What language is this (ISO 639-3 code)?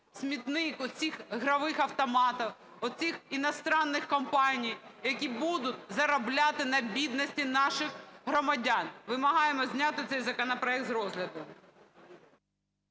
ukr